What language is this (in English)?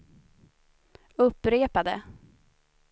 Swedish